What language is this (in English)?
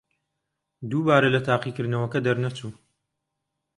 Central Kurdish